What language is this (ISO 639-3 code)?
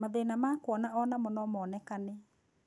kik